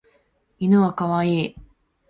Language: Japanese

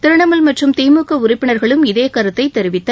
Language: Tamil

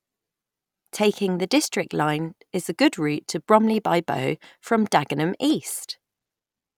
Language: English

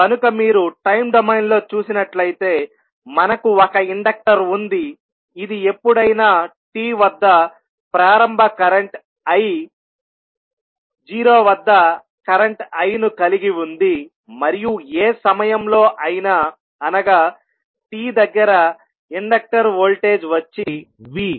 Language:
Telugu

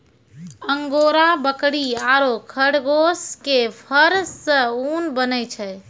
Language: Maithili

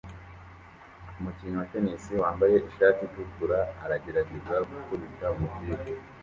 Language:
Kinyarwanda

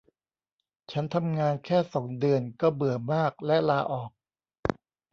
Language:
Thai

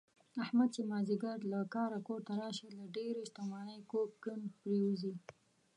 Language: Pashto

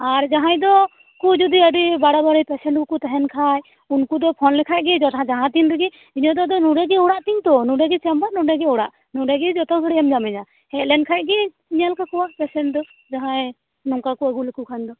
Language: Santali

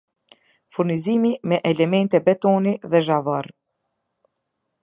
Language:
Albanian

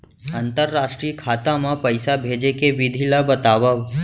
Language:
Chhattisgarhi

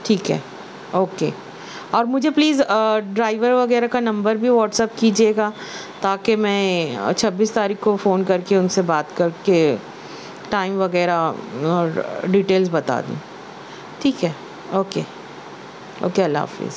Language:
Urdu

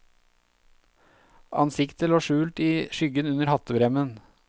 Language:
Norwegian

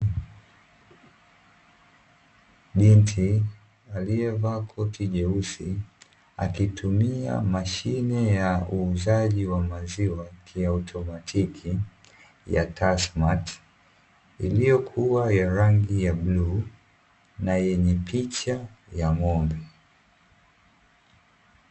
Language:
Swahili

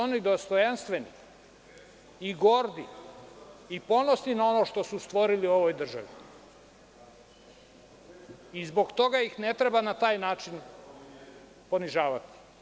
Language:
Serbian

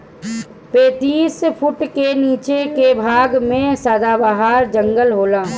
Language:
Bhojpuri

